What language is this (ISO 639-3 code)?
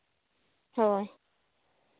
sat